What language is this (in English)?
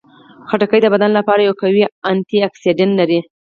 Pashto